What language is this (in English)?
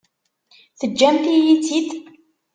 Kabyle